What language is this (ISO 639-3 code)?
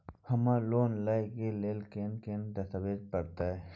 mai